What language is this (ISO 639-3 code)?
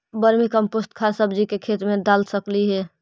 mag